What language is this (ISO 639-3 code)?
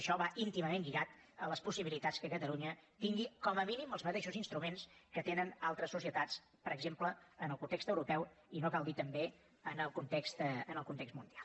cat